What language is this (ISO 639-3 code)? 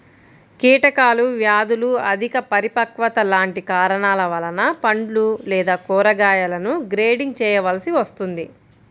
tel